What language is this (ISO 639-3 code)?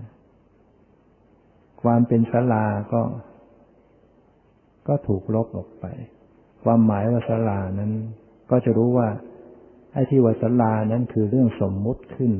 tha